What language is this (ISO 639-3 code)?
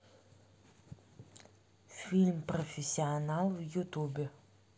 rus